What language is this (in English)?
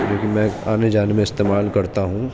Urdu